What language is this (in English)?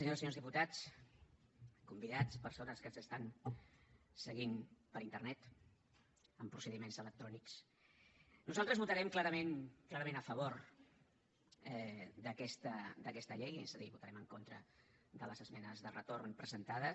Catalan